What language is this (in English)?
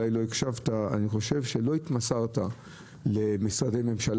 Hebrew